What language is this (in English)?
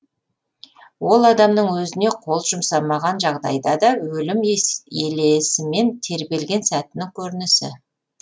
Kazakh